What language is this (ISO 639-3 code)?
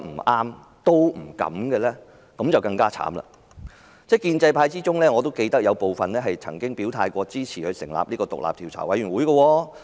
yue